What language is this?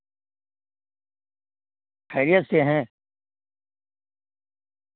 Urdu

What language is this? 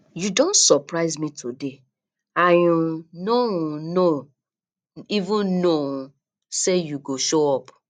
Nigerian Pidgin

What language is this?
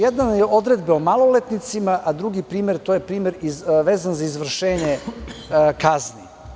Serbian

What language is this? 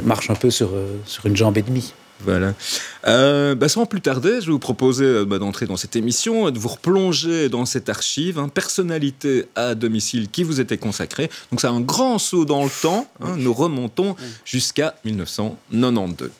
French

